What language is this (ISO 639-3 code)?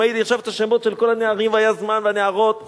heb